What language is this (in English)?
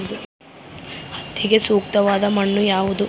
Kannada